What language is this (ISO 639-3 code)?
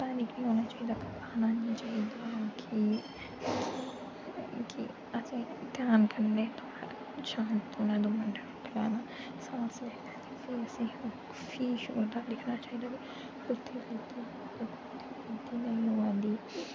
doi